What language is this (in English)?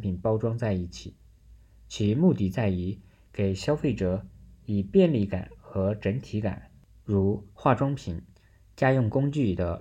Chinese